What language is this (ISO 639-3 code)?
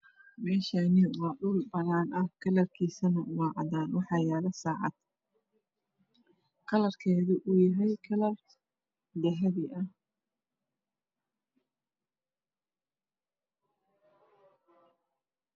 som